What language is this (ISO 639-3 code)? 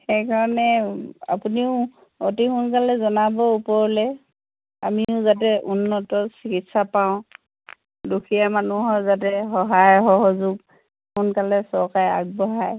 asm